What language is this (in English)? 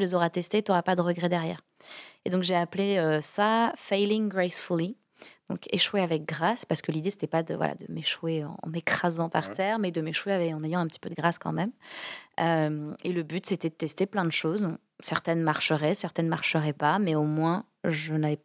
French